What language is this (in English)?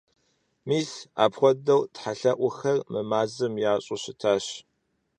Kabardian